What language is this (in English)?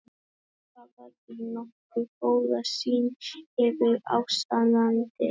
Icelandic